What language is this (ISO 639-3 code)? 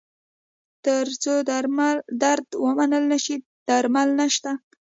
pus